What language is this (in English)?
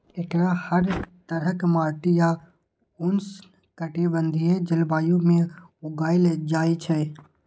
Maithili